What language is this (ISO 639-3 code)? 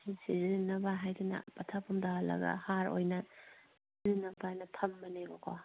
mni